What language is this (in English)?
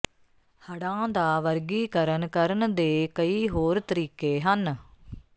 Punjabi